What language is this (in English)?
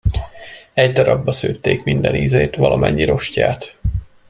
Hungarian